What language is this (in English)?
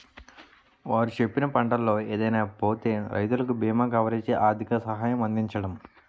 Telugu